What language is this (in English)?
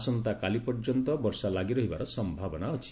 Odia